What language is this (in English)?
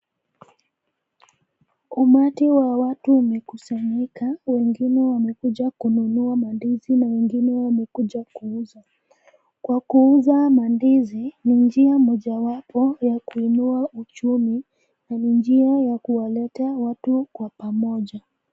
Swahili